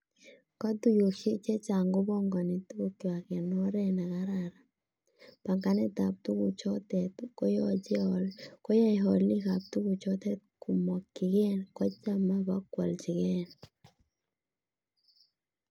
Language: Kalenjin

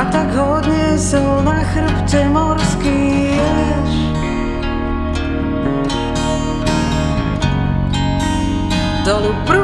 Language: Slovak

